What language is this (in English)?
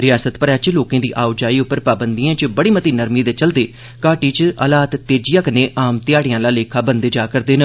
Dogri